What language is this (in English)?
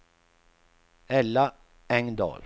Swedish